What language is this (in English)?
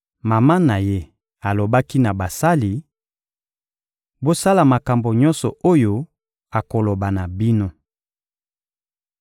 Lingala